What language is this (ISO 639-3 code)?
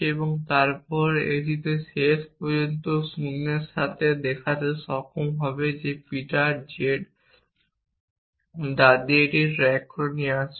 ben